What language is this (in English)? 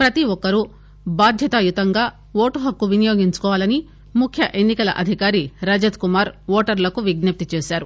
Telugu